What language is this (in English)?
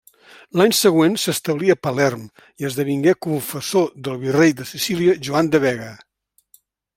Catalan